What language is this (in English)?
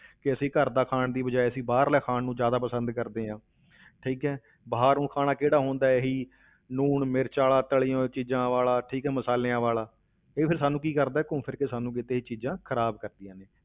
Punjabi